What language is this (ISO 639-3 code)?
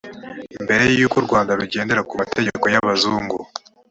kin